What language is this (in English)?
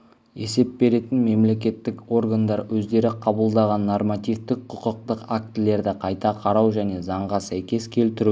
Kazakh